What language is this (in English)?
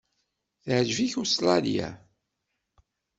Kabyle